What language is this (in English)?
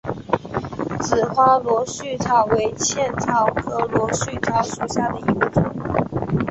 Chinese